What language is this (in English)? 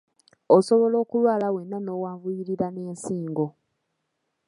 Ganda